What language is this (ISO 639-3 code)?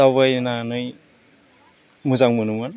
brx